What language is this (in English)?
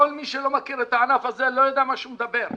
Hebrew